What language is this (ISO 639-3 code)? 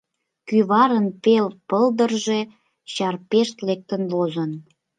chm